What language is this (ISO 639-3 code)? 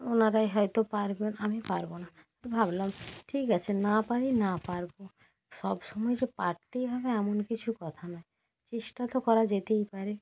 ben